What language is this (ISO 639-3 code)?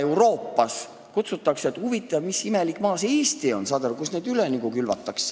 est